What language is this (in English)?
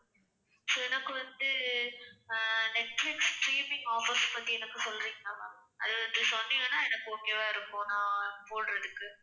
Tamil